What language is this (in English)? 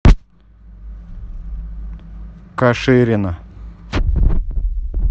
Russian